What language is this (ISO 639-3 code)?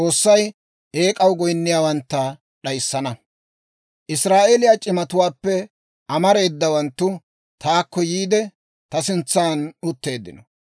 dwr